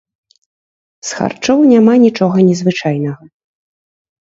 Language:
Belarusian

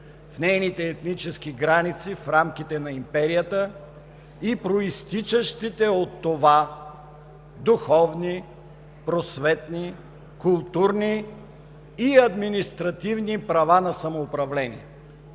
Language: Bulgarian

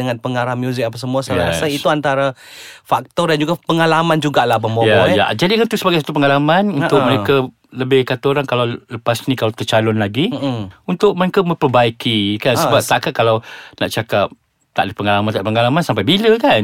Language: Malay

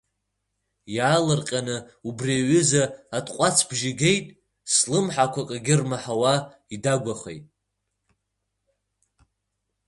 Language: Abkhazian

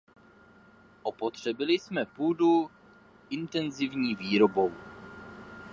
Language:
Czech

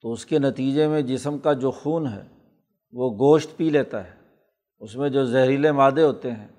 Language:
Urdu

